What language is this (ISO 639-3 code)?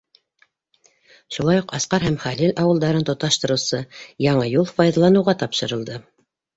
bak